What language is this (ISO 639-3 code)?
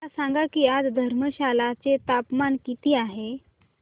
mar